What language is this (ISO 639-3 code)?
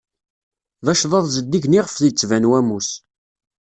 kab